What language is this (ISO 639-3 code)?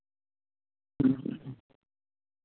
doi